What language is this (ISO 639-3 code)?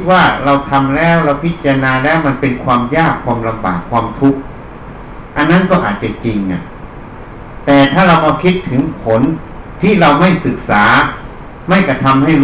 tha